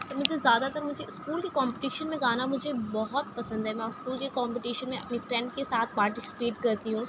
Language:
Urdu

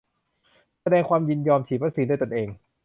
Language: Thai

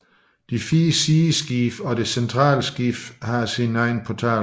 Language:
Danish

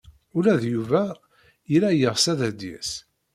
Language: Kabyle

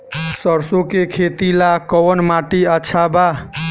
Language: Bhojpuri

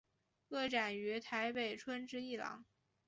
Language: Chinese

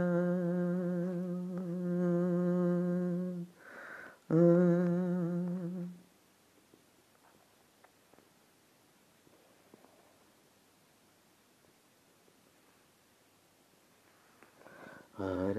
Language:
Bangla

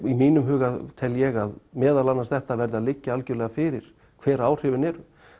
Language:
Icelandic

